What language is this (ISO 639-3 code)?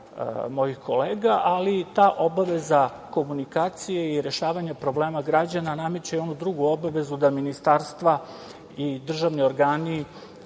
srp